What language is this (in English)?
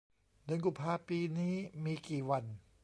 Thai